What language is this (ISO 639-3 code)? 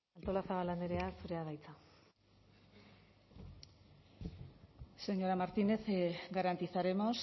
eus